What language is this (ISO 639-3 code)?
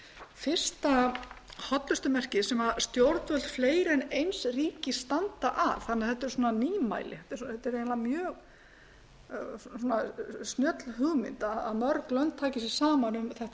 isl